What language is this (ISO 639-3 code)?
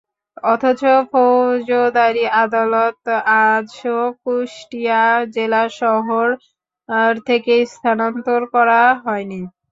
ben